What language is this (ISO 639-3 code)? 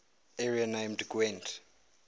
eng